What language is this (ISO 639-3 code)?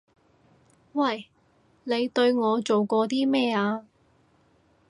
yue